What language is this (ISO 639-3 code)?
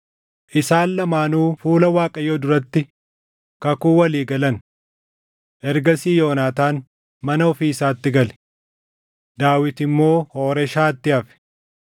orm